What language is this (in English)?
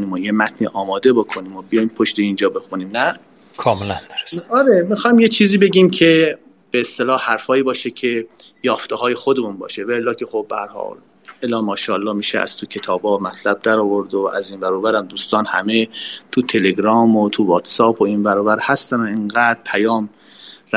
Persian